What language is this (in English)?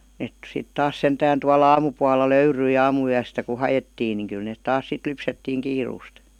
Finnish